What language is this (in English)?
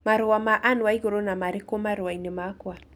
Kikuyu